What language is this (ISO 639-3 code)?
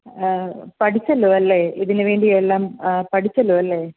mal